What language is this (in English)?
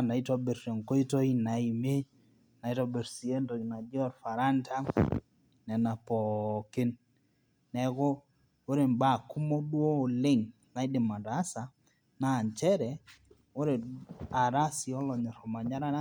Masai